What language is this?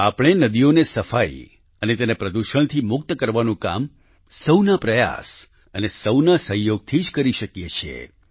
Gujarati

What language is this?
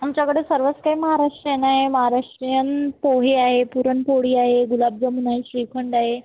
Marathi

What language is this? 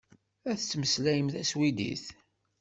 Kabyle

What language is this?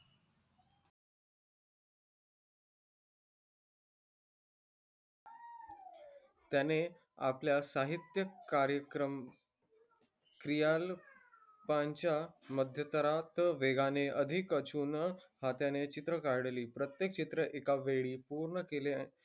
Marathi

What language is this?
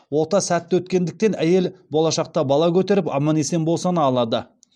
Kazakh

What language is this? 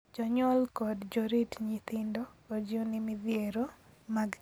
Luo (Kenya and Tanzania)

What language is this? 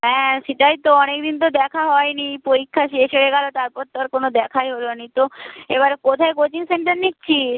Bangla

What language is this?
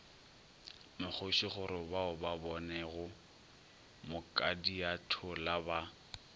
Northern Sotho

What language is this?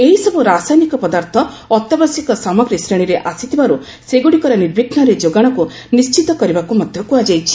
Odia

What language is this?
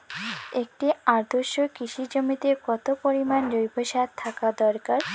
Bangla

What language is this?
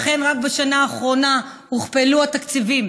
Hebrew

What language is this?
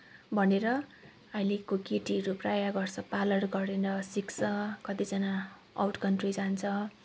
Nepali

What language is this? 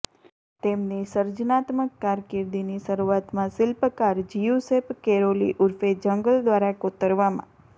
Gujarati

